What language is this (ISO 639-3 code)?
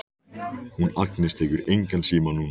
isl